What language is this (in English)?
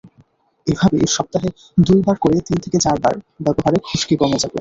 Bangla